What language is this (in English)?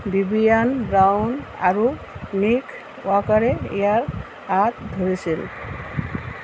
Assamese